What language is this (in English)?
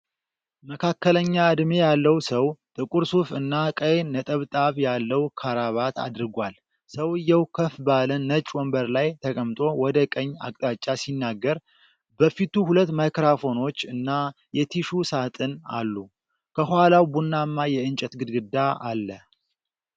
Amharic